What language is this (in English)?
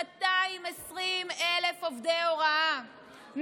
Hebrew